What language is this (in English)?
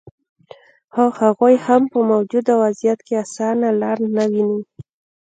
Pashto